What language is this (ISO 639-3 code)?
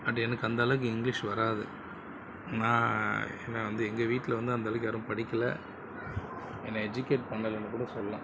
tam